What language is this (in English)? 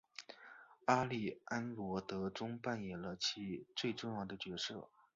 Chinese